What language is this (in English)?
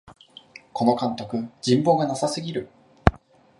Japanese